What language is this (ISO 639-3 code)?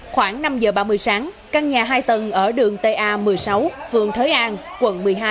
vie